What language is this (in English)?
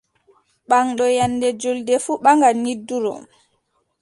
Adamawa Fulfulde